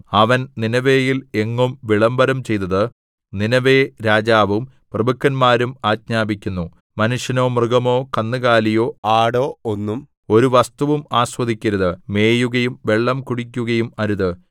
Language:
Malayalam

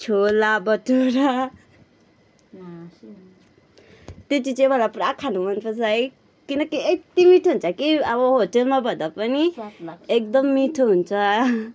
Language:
Nepali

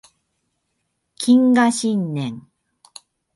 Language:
Japanese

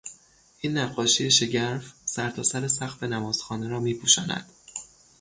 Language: Persian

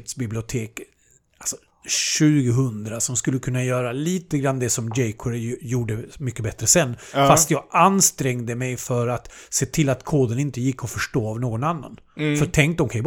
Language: Swedish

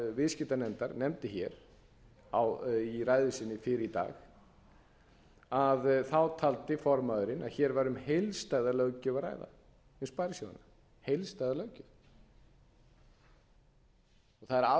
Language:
Icelandic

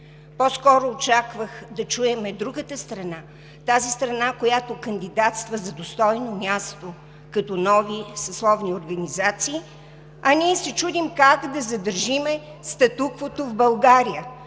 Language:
Bulgarian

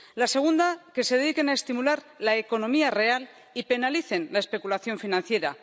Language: Spanish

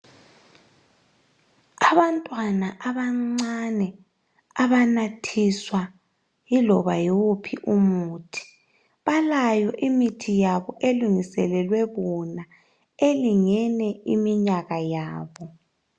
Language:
North Ndebele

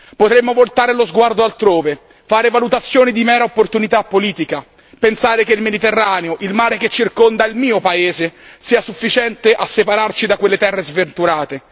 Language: Italian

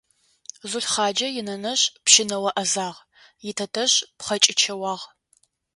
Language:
Adyghe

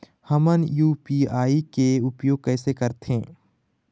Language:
Chhattisgarhi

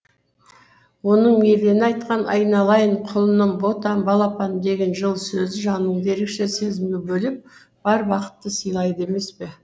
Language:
Kazakh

